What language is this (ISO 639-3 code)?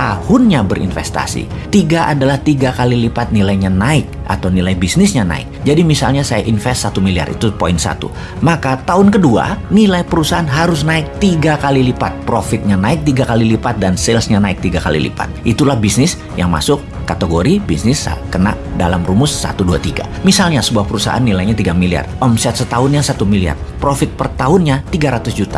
ind